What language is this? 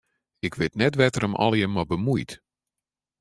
Western Frisian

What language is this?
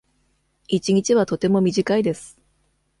Japanese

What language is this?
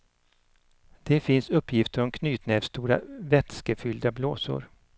Swedish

